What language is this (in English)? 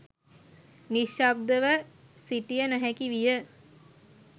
Sinhala